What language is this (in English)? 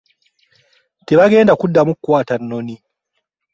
Ganda